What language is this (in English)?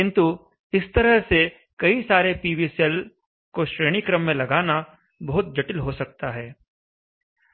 Hindi